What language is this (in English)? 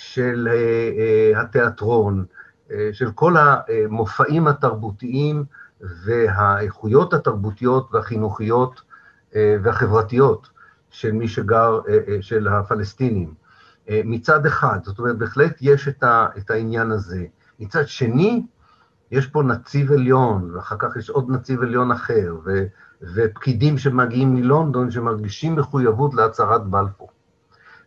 Hebrew